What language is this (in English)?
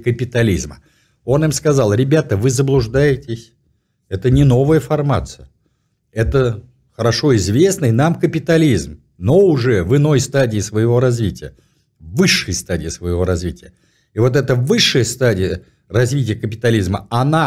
Russian